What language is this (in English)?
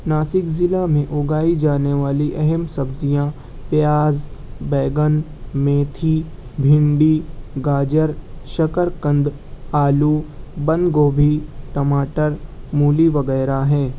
Urdu